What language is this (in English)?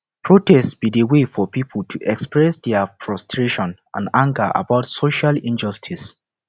Nigerian Pidgin